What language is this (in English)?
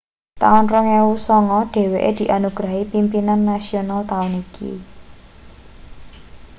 Javanese